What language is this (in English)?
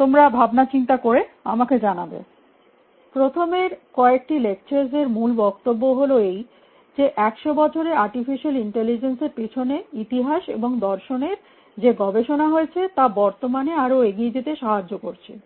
Bangla